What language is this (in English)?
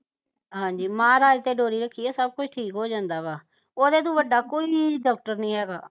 Punjabi